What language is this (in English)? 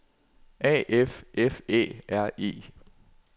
Danish